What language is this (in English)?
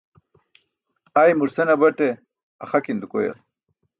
Burushaski